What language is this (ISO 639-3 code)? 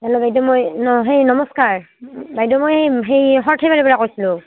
asm